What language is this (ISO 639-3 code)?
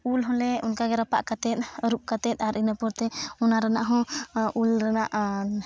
sat